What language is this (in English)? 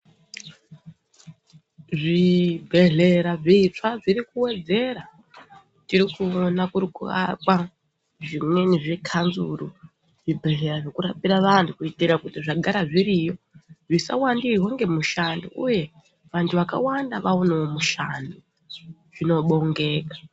Ndau